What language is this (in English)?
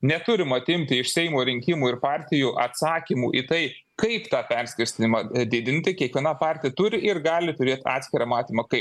Lithuanian